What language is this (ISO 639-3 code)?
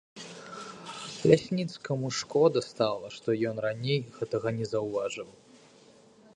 bel